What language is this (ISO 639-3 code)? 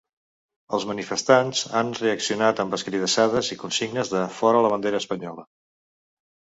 cat